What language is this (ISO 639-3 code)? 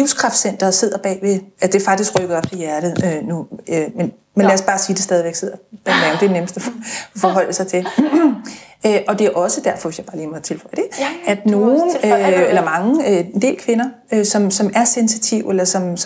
dan